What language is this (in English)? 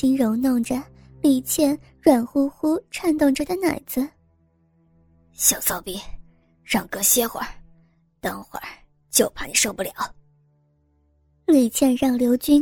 Chinese